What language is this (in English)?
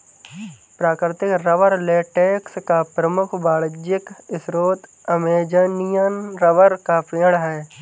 Hindi